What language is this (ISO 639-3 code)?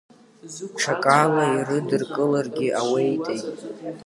abk